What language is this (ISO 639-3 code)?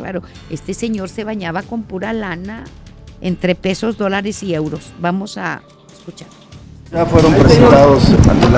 spa